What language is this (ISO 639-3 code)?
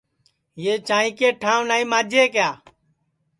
ssi